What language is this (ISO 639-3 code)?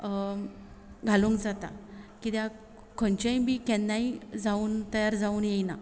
kok